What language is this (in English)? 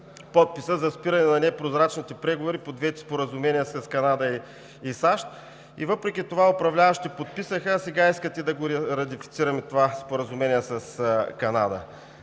Bulgarian